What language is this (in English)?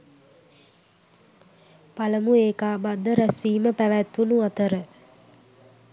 Sinhala